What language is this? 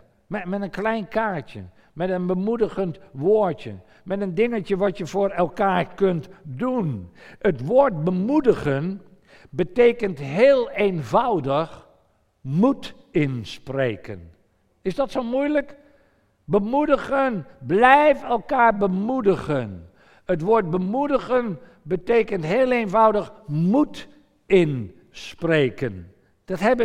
Dutch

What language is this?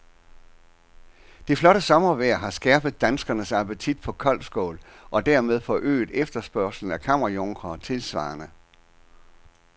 Danish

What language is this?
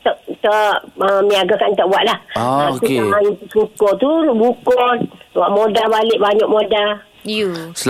Malay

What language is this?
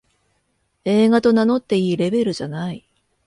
Japanese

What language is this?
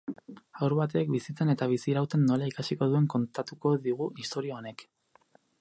Basque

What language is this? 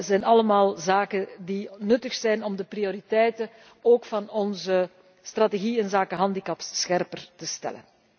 Dutch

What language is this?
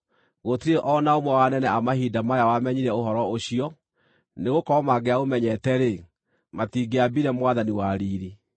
Kikuyu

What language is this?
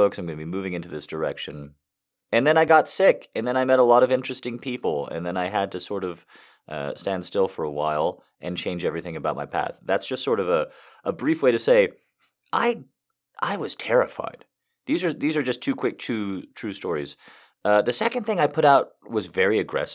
English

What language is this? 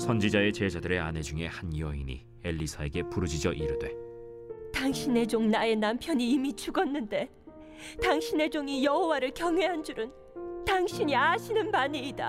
Korean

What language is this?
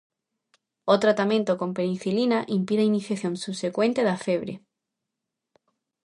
Galician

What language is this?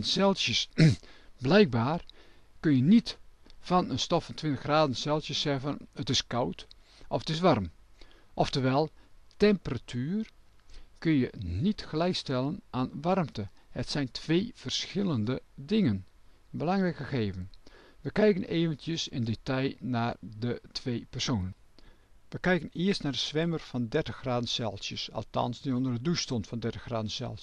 Dutch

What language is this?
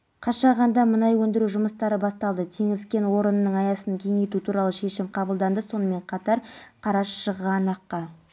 Kazakh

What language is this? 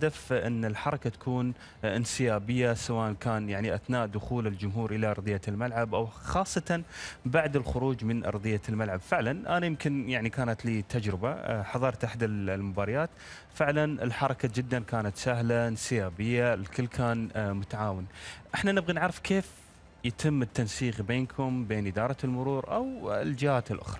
Arabic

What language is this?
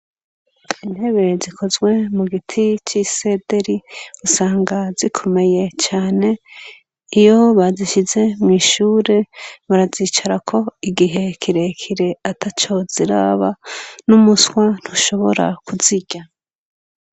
Rundi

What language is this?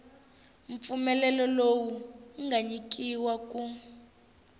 Tsonga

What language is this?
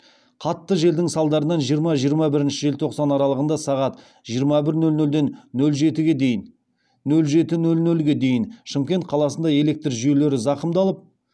Kazakh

